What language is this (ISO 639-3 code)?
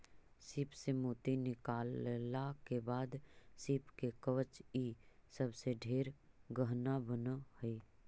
mag